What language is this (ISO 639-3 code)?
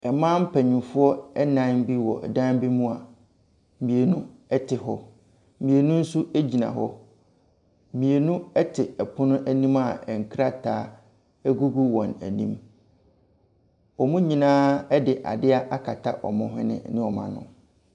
aka